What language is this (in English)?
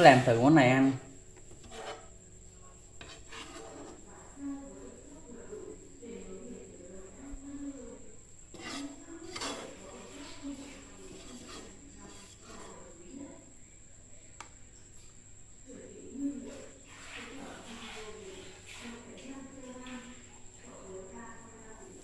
Vietnamese